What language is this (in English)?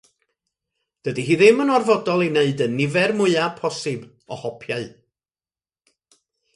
Welsh